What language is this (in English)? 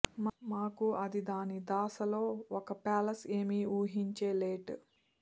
Telugu